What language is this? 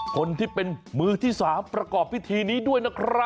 Thai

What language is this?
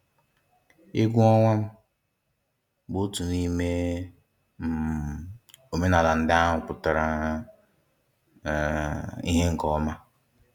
Igbo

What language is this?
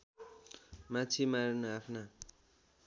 Nepali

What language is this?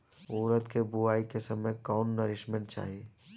Bhojpuri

